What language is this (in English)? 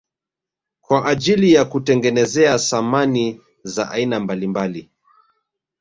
Swahili